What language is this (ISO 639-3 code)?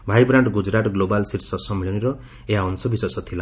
ori